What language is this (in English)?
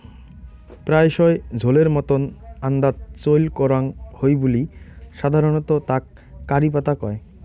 Bangla